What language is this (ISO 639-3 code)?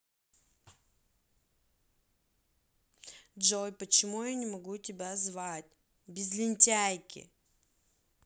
rus